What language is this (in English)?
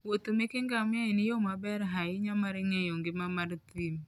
Luo (Kenya and Tanzania)